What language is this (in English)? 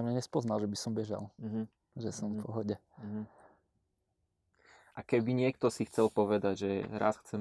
Slovak